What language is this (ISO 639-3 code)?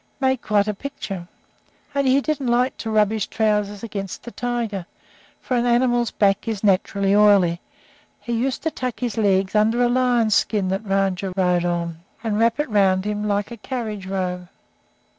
eng